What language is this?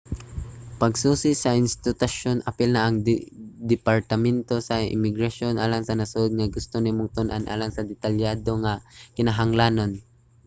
Cebuano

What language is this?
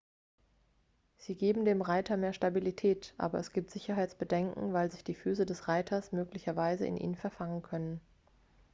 German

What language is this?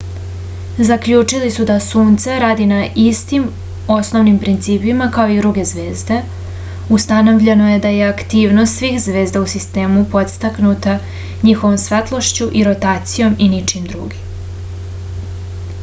Serbian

